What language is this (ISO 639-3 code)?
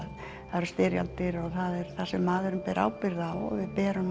isl